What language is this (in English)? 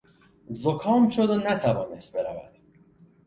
Persian